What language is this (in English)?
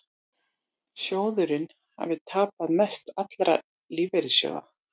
Icelandic